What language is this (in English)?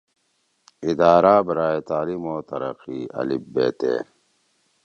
Torwali